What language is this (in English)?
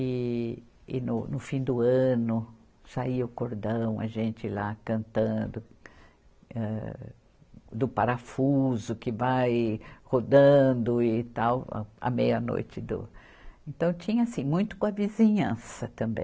Portuguese